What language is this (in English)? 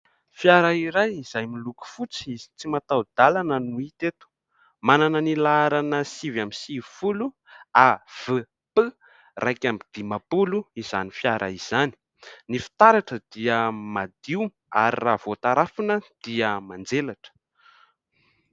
Malagasy